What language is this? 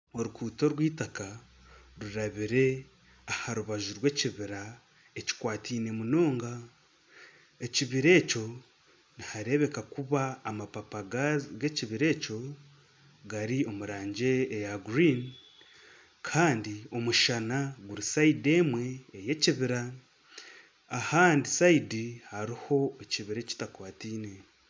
Nyankole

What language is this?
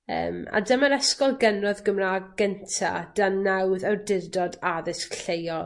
Welsh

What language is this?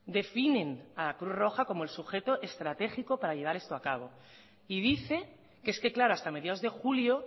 Spanish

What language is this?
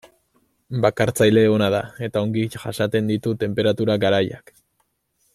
Basque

